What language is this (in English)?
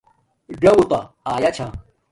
Domaaki